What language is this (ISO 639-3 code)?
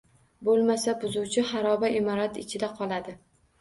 uzb